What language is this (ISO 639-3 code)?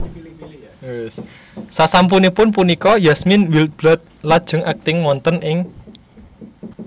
jav